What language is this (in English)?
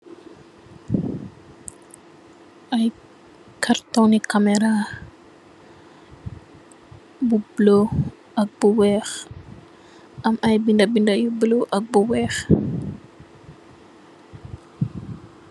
Wolof